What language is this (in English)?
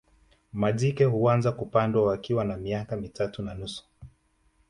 Swahili